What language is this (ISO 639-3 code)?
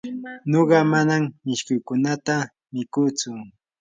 qur